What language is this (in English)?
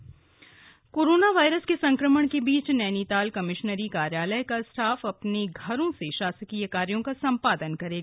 Hindi